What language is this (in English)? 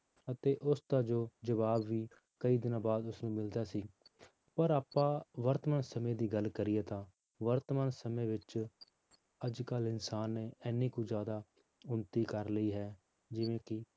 Punjabi